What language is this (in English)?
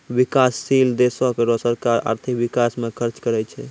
Maithili